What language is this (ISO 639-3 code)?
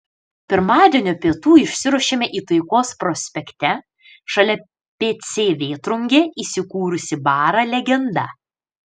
lit